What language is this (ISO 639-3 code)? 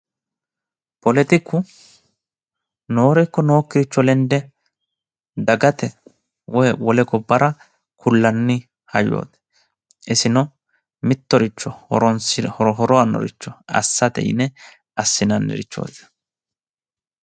sid